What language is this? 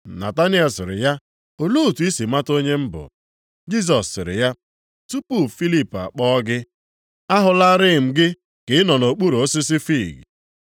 Igbo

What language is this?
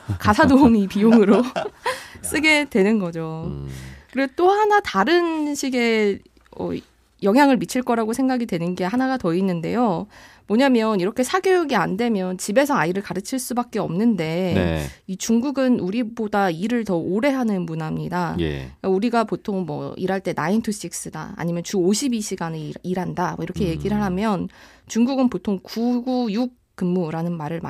Korean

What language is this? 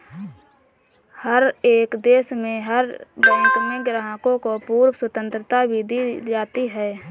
Hindi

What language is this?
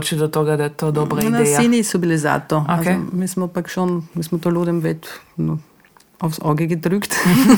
Croatian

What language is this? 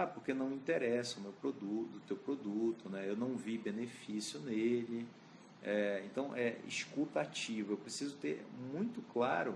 Portuguese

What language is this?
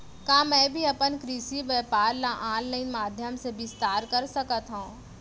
Chhattisgarhi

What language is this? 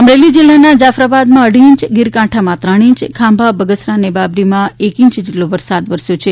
Gujarati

